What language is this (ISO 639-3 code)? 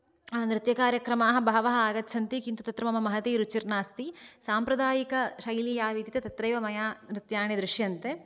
san